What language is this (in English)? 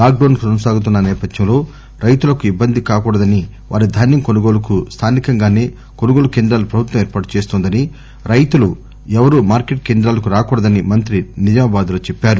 Telugu